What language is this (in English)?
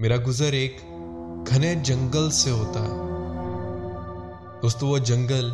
Urdu